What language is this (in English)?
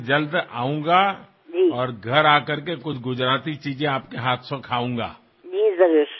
Assamese